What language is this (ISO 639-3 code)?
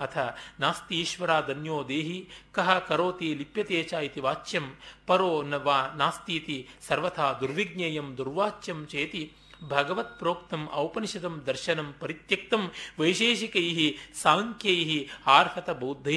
kan